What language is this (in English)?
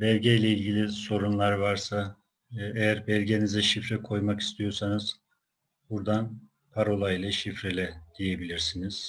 Turkish